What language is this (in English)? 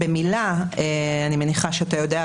Hebrew